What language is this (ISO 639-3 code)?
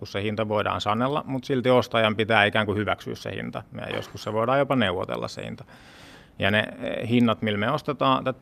fin